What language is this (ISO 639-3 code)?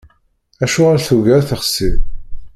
kab